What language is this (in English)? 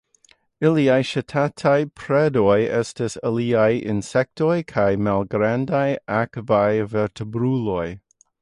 Esperanto